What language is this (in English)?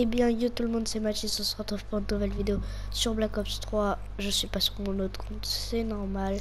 French